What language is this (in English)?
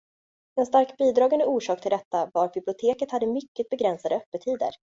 Swedish